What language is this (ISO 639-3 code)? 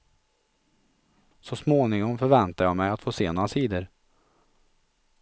swe